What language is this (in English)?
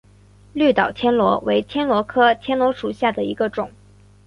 Chinese